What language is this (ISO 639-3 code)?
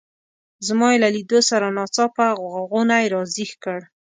pus